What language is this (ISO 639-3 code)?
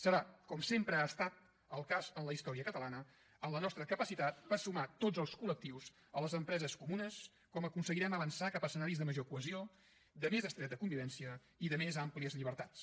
cat